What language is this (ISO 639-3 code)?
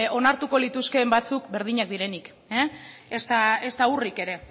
eus